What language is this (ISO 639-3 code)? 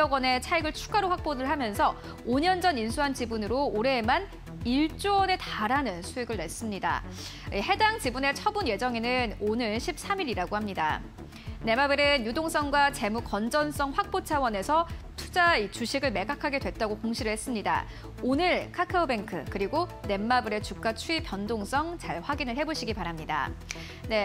kor